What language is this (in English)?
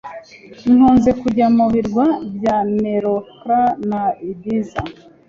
Kinyarwanda